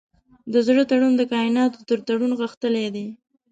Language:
Pashto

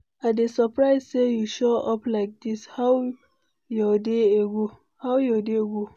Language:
Nigerian Pidgin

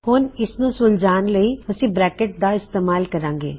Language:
Punjabi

